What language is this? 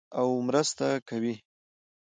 Pashto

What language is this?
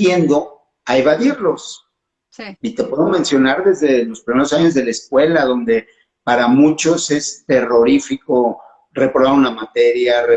Spanish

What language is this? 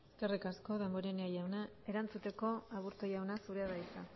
Basque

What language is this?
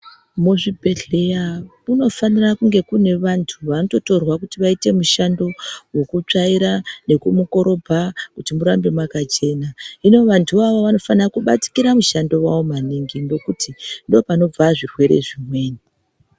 Ndau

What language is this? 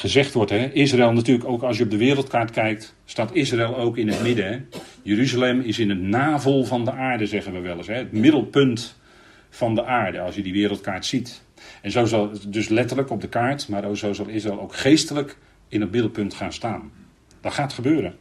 Dutch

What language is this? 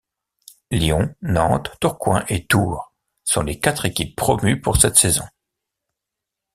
French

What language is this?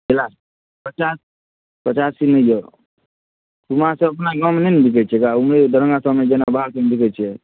Maithili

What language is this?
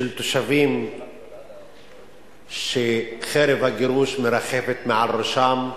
Hebrew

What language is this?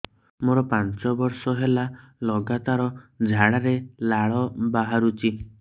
Odia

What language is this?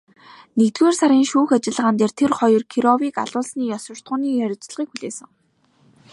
Mongolian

